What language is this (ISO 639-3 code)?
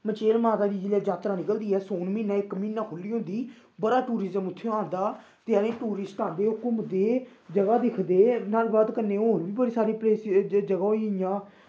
doi